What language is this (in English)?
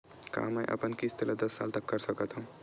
Chhattisgarhi